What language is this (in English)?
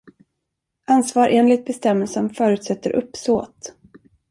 Swedish